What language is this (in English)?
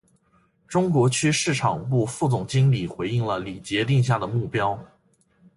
Chinese